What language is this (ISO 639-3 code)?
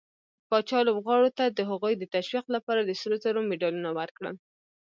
pus